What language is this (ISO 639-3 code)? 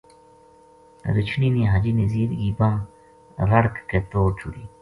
gju